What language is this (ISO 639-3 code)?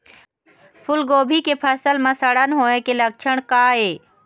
hne